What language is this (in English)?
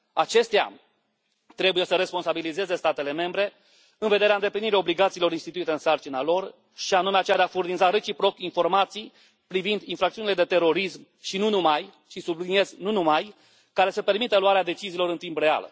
Romanian